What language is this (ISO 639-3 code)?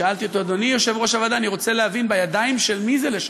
heb